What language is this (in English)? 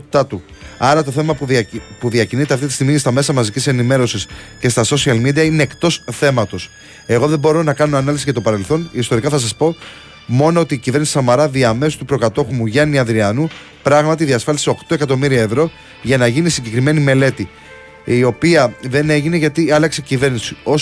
Greek